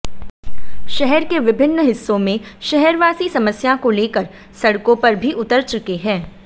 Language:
Hindi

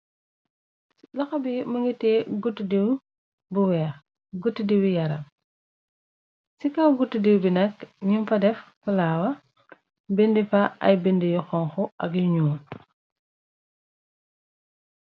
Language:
Wolof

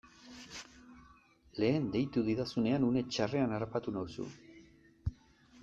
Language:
Basque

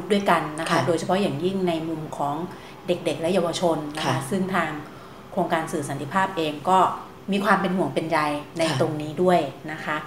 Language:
Thai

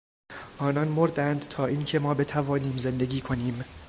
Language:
Persian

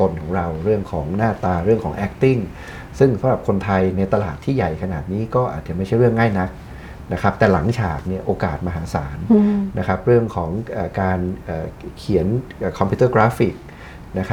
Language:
Thai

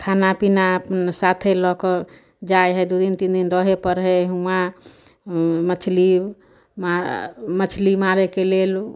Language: Maithili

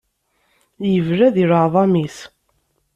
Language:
Kabyle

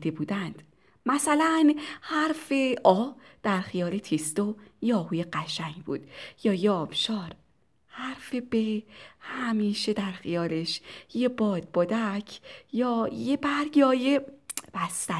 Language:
Persian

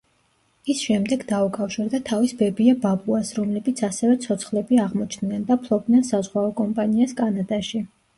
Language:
Georgian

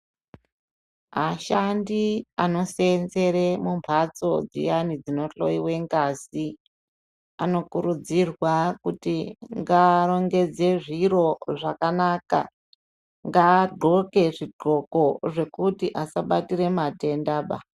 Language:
Ndau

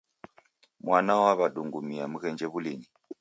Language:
Taita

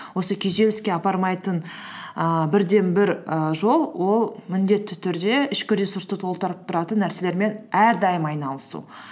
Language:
Kazakh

